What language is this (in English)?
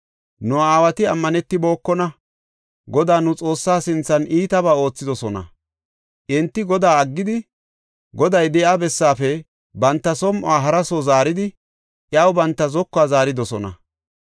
Gofa